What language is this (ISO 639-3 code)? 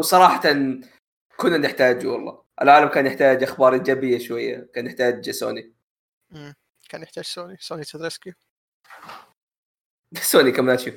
ara